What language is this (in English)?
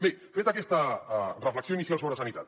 Catalan